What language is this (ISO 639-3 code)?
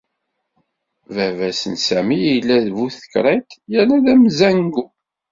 kab